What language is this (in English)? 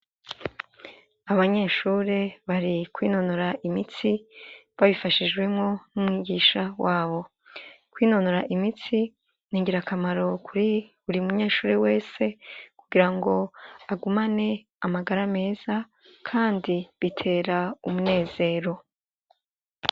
Rundi